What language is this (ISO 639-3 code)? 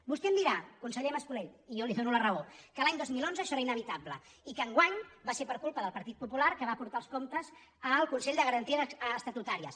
cat